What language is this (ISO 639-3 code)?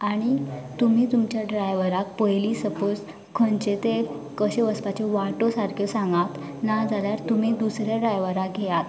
kok